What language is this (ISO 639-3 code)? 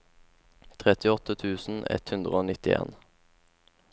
nor